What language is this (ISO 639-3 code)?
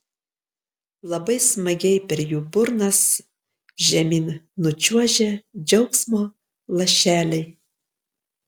lit